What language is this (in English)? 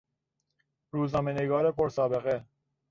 Persian